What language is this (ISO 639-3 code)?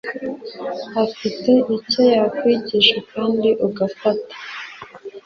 kin